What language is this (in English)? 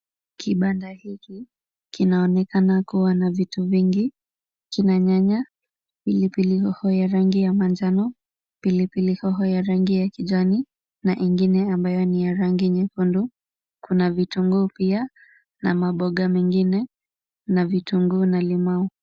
Swahili